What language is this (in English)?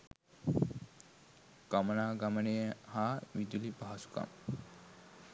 Sinhala